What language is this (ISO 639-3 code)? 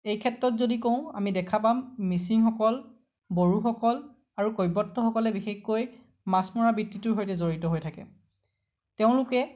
asm